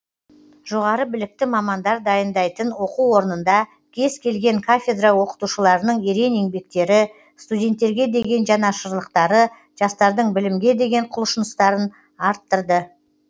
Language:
Kazakh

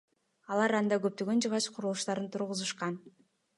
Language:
Kyrgyz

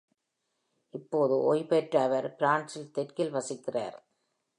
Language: Tamil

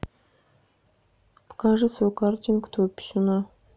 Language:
Russian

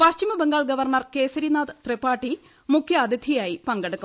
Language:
Malayalam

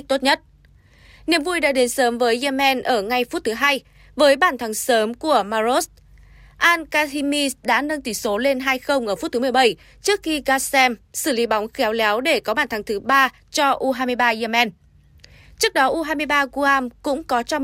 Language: Vietnamese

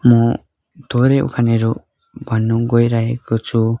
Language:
Nepali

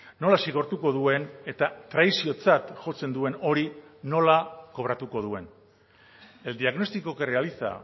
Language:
Basque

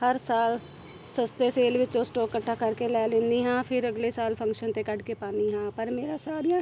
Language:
Punjabi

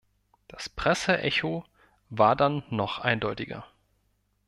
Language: German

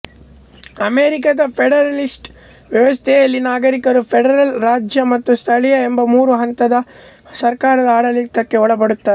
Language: Kannada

